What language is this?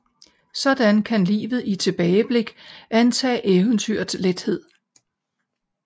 Danish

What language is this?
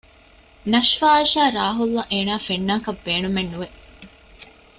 Divehi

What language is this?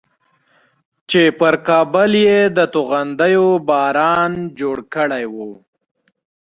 Pashto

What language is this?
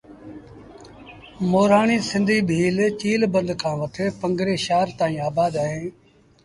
Sindhi Bhil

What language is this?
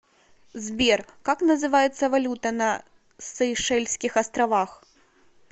Russian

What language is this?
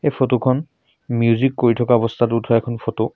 Assamese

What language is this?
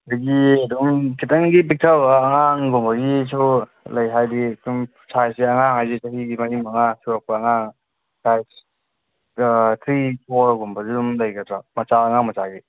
Manipuri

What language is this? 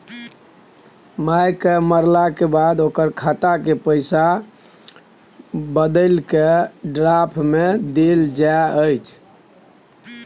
Maithili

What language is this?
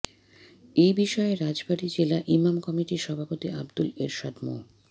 Bangla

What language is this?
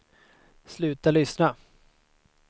Swedish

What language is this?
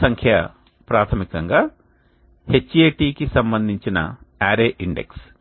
Telugu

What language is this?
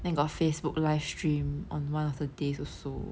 English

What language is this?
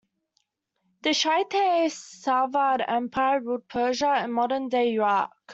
English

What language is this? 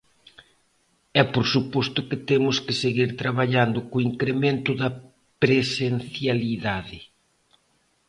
Galician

